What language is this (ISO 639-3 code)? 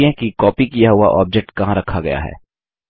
hin